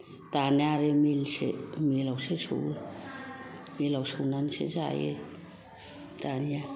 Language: Bodo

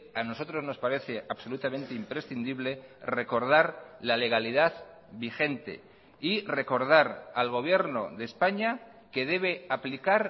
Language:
Spanish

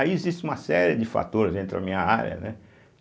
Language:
Portuguese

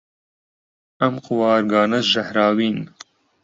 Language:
Central Kurdish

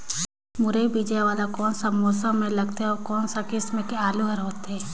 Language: Chhattisgarhi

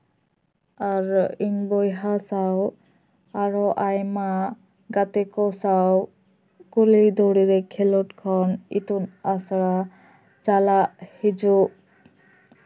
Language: Santali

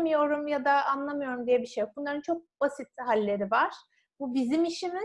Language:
Turkish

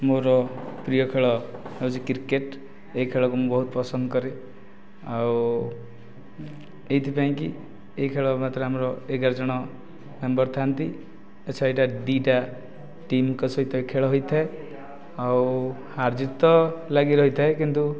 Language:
Odia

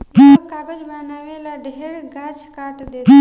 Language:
Bhojpuri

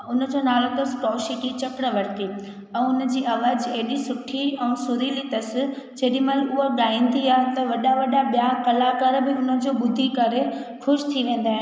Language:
Sindhi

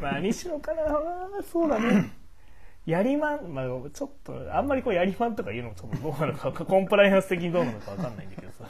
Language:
Japanese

